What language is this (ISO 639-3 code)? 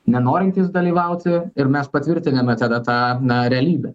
lit